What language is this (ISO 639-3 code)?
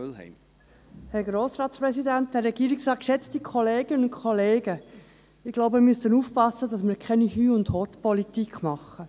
gsw